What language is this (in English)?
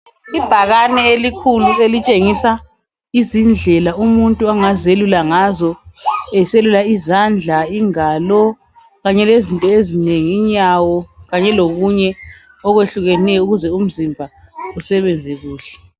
North Ndebele